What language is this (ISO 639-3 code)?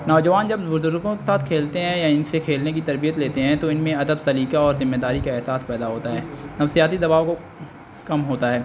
urd